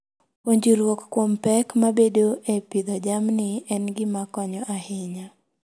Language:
Luo (Kenya and Tanzania)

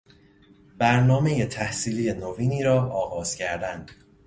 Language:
Persian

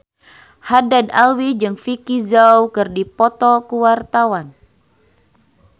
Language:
Sundanese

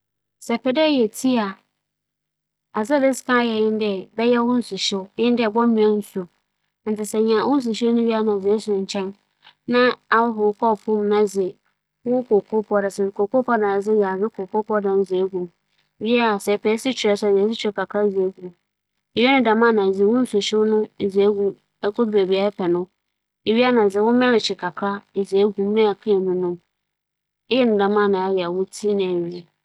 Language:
Akan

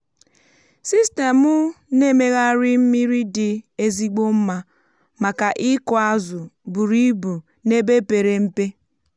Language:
Igbo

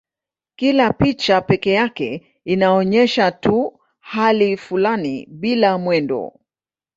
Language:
Swahili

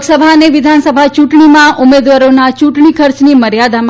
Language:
Gujarati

